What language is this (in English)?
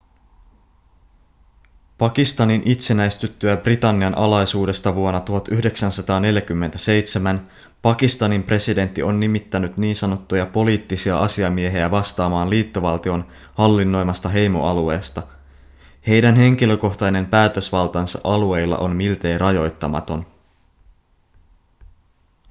Finnish